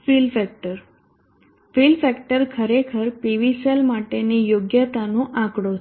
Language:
Gujarati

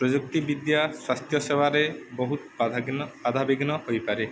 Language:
Odia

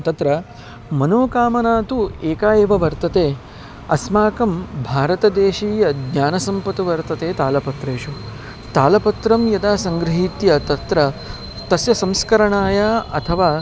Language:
Sanskrit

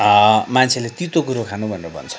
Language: Nepali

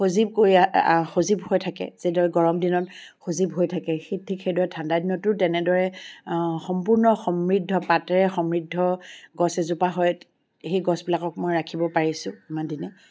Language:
Assamese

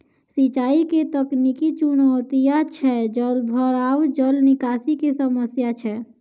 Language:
Maithili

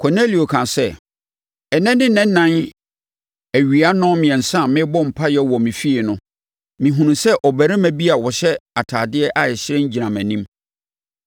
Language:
Akan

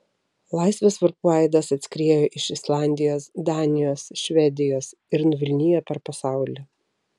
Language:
Lithuanian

